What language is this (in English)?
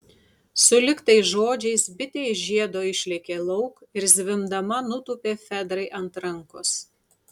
Lithuanian